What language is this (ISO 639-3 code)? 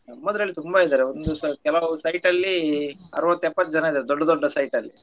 kan